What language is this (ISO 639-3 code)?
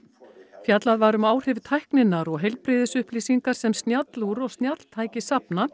isl